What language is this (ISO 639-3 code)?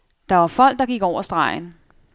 dan